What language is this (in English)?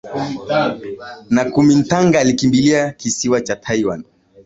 Swahili